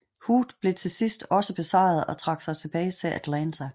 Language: Danish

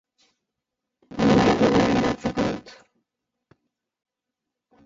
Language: Basque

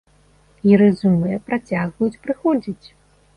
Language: Belarusian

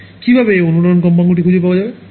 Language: Bangla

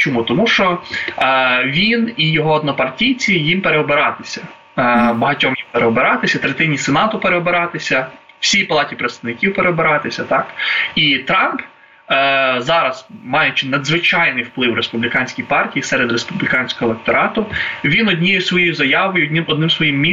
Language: Ukrainian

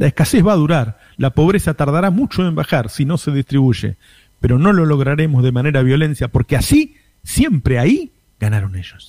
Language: Spanish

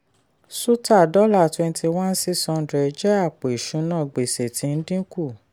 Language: Yoruba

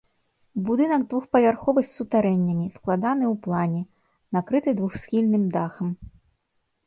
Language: Belarusian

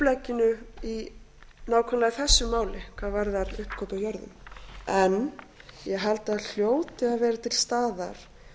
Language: Icelandic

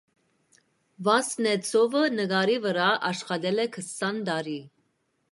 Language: Armenian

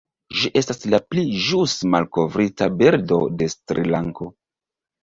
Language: Esperanto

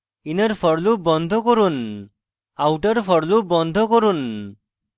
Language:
Bangla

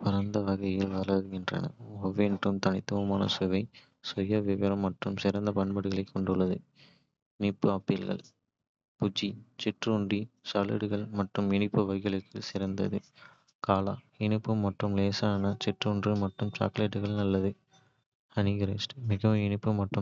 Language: Kota (India)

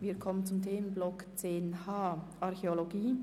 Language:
Swiss German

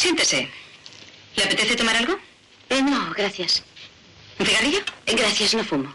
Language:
Spanish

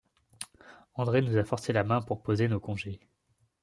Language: French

